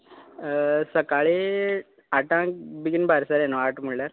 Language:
Konkani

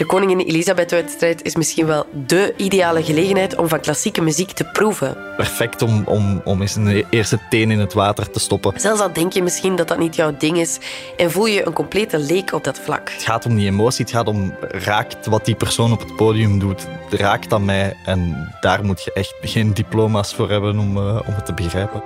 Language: Dutch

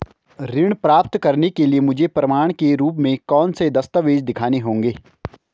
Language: Hindi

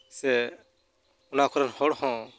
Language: Santali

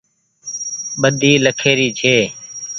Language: Goaria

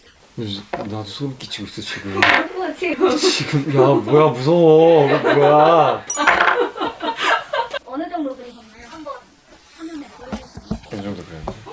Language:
Korean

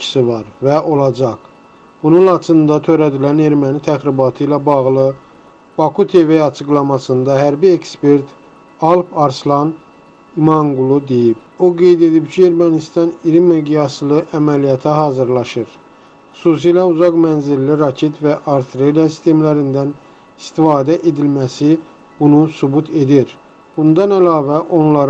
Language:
Turkish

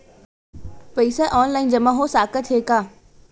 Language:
Chhattisgarhi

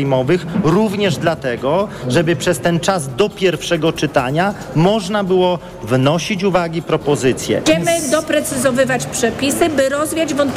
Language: Polish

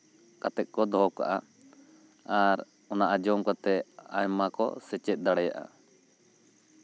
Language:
Santali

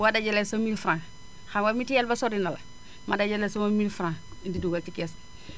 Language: Wolof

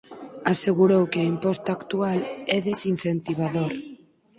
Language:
Galician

